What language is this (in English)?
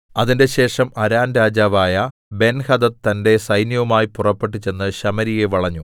Malayalam